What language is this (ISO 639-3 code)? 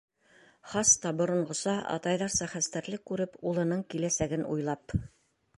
bak